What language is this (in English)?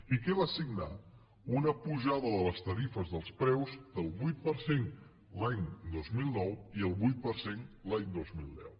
Catalan